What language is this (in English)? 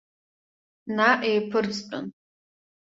Abkhazian